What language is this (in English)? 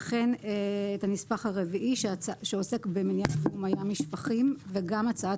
Hebrew